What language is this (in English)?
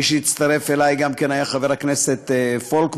Hebrew